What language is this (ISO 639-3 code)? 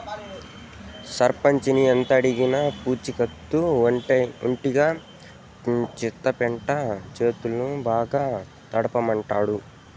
tel